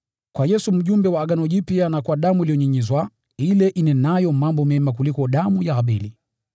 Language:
Swahili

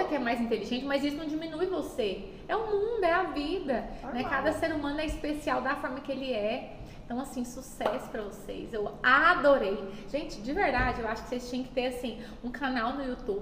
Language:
Portuguese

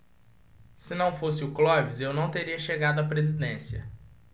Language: Portuguese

